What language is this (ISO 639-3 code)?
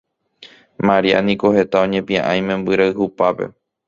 grn